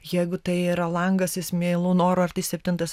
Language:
Lithuanian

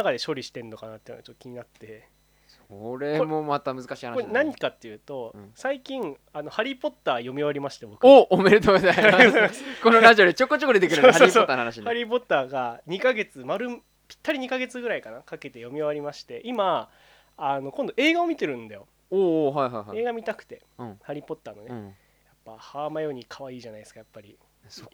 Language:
Japanese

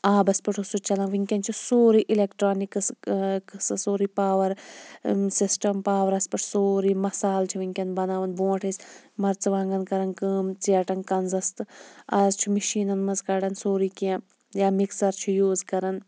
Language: Kashmiri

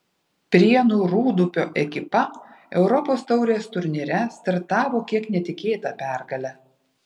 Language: Lithuanian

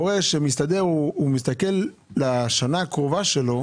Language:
Hebrew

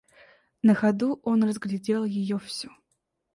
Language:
Russian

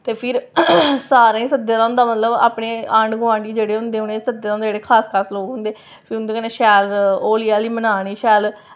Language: Dogri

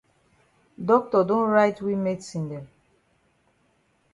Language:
Cameroon Pidgin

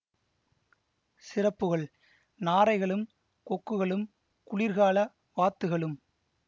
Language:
Tamil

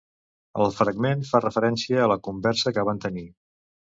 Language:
Catalan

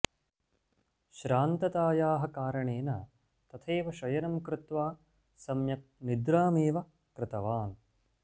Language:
Sanskrit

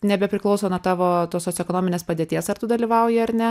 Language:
Lithuanian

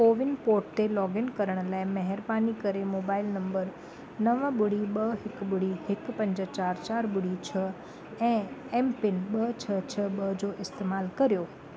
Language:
Sindhi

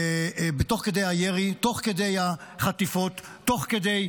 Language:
Hebrew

